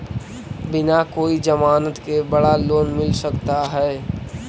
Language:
Magahi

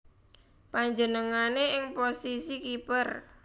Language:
Javanese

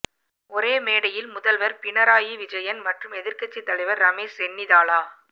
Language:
Tamil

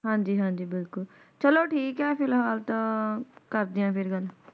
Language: Punjabi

